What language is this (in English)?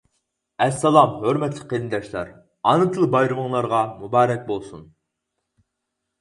Uyghur